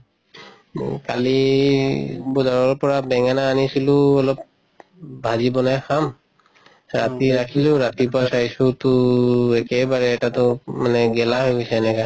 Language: Assamese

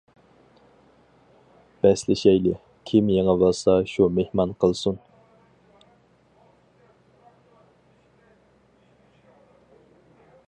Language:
Uyghur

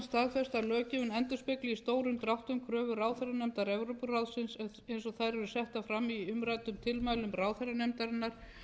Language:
Icelandic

